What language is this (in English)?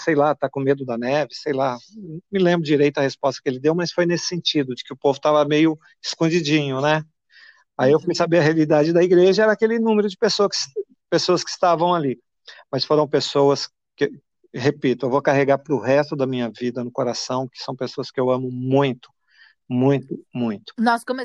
Portuguese